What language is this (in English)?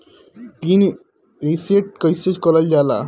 Bhojpuri